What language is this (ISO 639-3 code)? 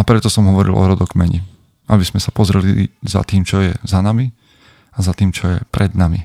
slk